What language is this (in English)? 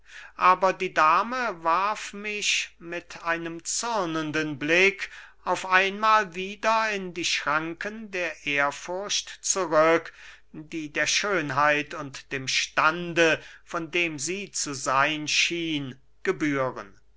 German